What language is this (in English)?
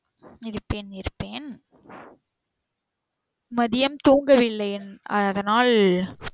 Tamil